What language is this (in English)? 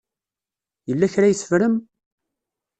Kabyle